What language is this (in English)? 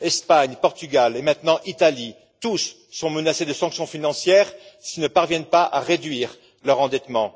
French